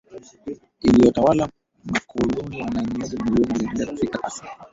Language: Swahili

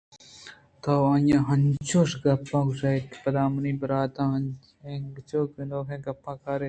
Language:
Eastern Balochi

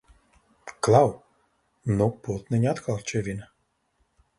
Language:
Latvian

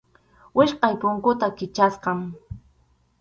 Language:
Arequipa-La Unión Quechua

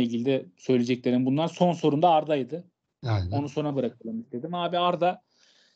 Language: Turkish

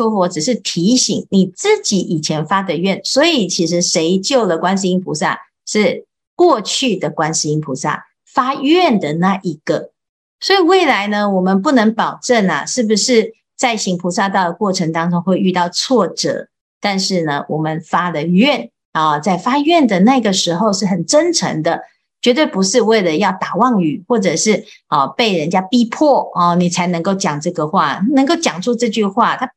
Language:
Chinese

